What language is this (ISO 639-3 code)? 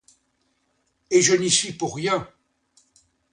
fra